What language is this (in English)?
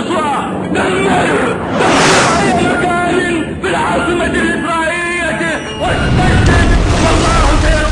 Arabic